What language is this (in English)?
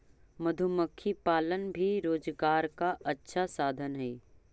Magahi